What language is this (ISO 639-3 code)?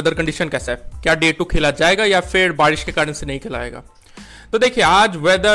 hin